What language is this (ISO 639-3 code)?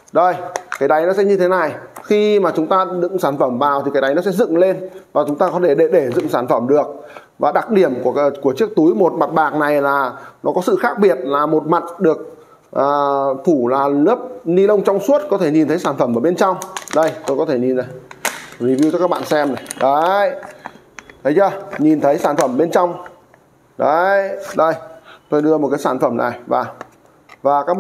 vie